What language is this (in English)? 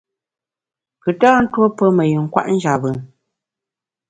Bamun